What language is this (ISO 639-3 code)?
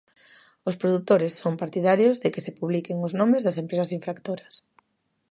glg